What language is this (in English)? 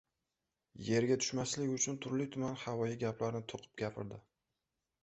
Uzbek